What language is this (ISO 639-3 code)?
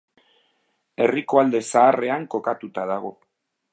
eus